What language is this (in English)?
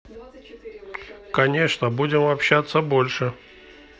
Russian